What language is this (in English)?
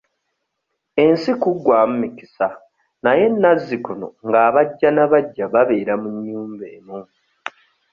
Ganda